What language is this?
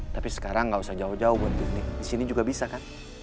Indonesian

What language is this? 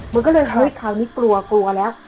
Thai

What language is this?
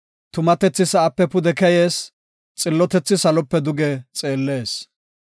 Gofa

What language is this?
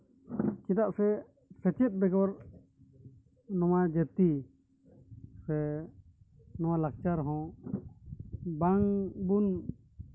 Santali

